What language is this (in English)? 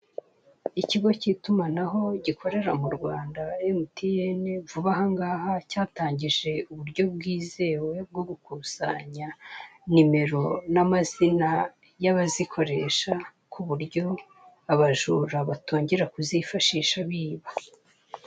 Kinyarwanda